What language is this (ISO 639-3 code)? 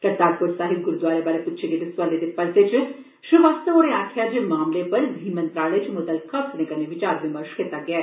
doi